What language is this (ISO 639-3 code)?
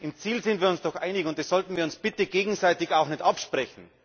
deu